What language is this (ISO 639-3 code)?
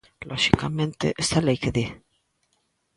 glg